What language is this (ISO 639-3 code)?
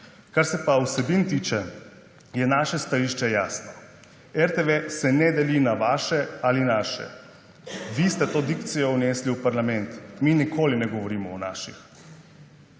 slv